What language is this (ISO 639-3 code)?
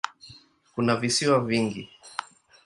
swa